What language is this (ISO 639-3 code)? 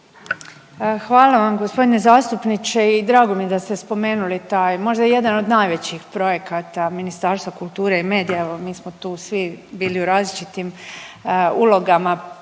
hrv